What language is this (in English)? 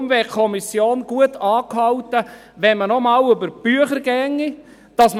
Swiss German